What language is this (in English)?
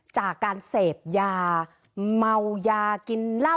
Thai